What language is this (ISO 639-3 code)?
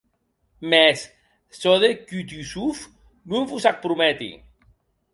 oci